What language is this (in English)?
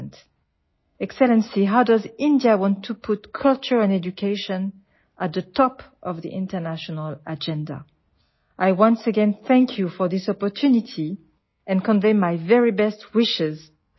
Assamese